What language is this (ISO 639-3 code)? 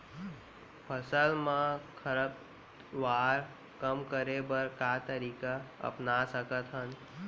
hne